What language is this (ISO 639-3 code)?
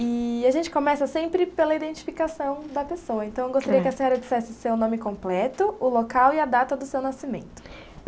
por